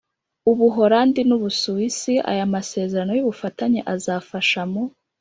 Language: Kinyarwanda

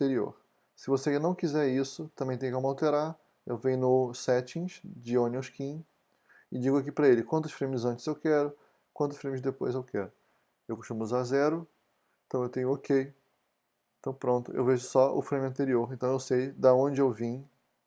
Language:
Portuguese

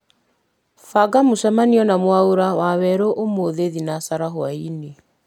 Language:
Kikuyu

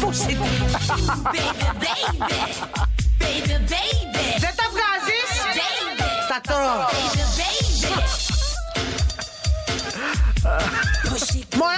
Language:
Greek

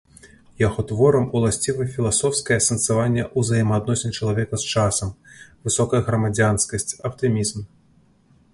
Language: Belarusian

